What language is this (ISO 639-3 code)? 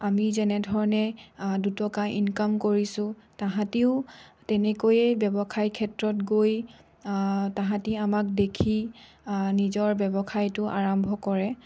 asm